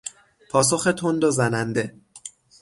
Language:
Persian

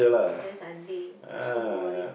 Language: English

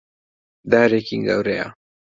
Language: Central Kurdish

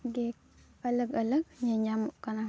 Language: Santali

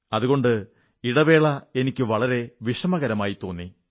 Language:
Malayalam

